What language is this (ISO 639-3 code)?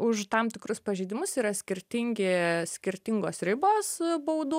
lit